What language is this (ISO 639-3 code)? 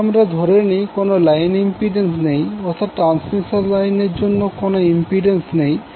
ben